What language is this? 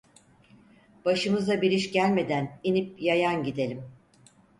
Turkish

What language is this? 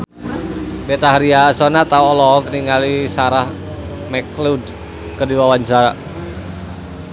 Sundanese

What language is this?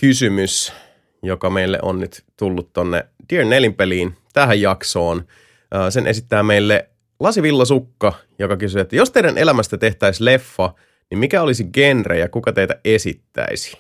Finnish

